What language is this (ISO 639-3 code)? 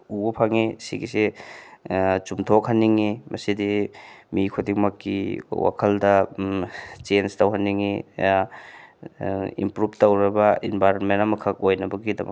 mni